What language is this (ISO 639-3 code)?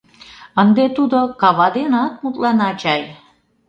chm